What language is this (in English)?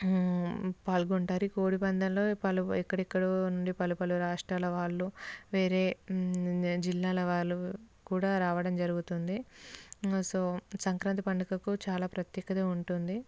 Telugu